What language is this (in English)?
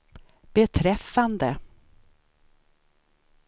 Swedish